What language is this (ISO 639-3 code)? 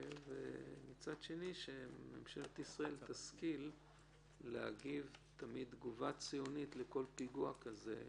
heb